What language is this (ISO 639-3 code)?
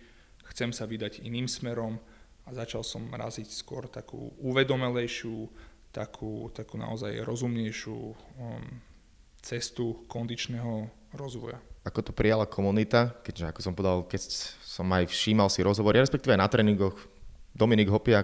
slk